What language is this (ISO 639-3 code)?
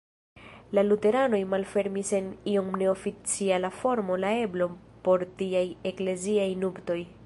epo